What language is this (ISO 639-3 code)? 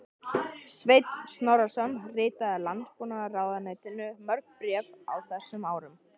isl